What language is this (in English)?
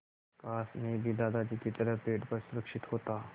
Hindi